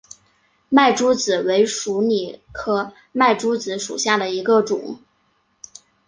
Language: Chinese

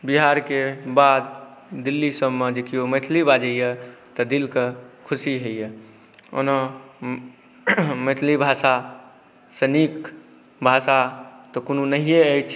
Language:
Maithili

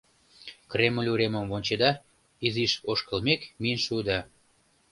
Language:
Mari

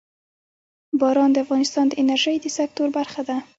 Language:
Pashto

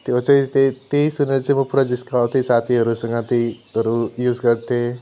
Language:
Nepali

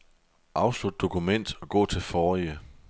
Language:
Danish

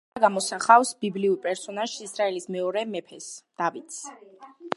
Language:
Georgian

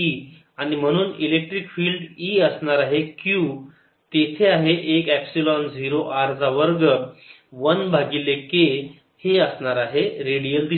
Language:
Marathi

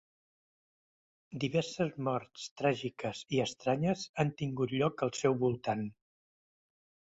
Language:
Catalan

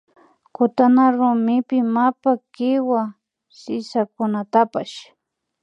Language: Imbabura Highland Quichua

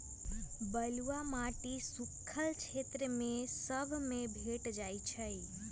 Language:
Magahi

